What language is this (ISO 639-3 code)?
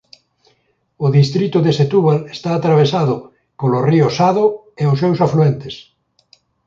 glg